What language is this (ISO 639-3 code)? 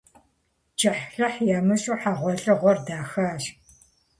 kbd